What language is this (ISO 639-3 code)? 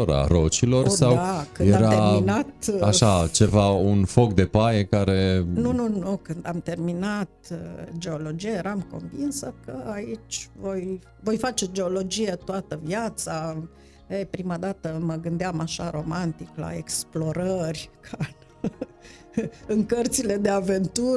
ron